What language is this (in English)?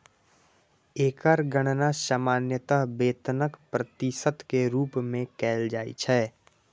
Maithili